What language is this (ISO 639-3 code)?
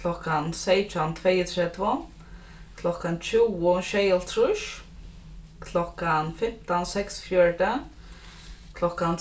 fao